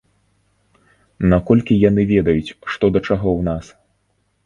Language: Belarusian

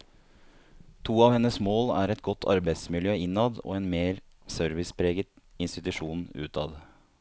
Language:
Norwegian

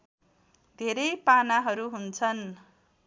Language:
Nepali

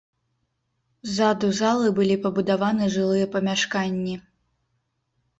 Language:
Belarusian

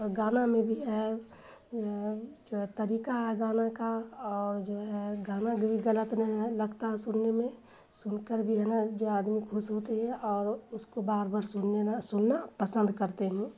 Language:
Urdu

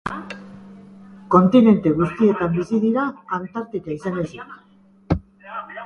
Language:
Basque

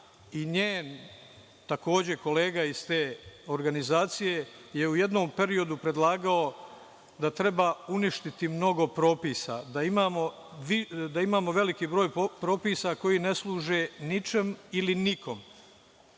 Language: Serbian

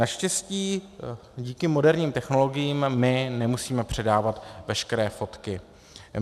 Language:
Czech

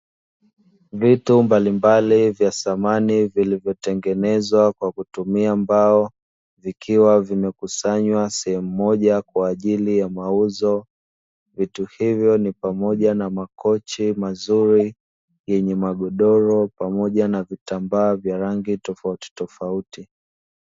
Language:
Swahili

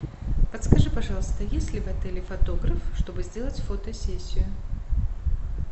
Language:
Russian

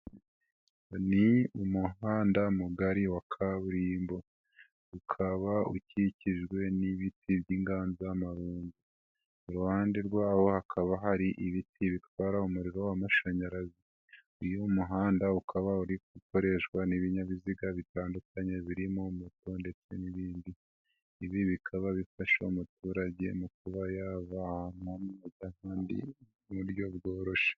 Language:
Kinyarwanda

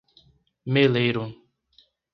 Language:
Portuguese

